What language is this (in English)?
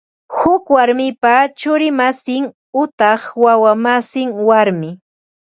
Ambo-Pasco Quechua